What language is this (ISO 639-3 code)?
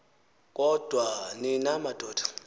xho